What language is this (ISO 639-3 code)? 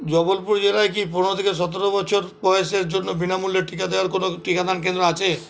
ben